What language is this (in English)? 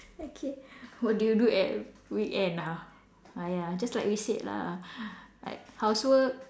English